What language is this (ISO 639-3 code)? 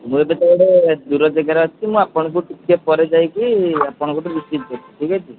ori